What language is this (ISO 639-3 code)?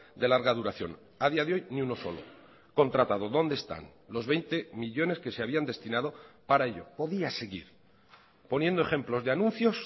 spa